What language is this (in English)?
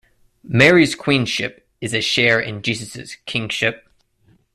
English